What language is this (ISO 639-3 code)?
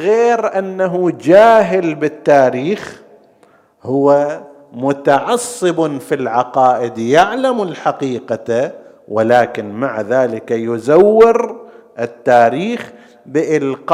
ara